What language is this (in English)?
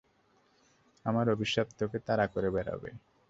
Bangla